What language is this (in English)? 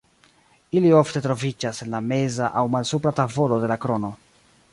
Esperanto